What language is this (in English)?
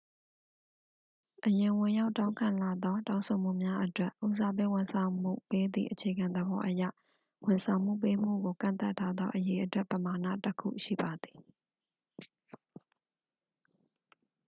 Burmese